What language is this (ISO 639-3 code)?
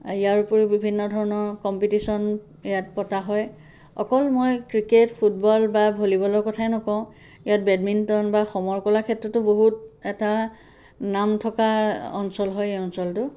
asm